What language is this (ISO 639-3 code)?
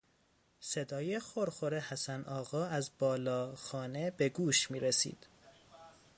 fas